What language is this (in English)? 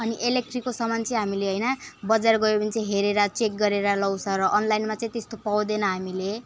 Nepali